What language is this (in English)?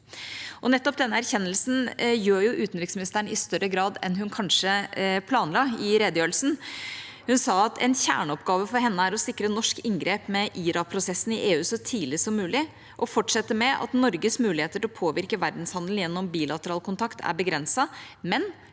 Norwegian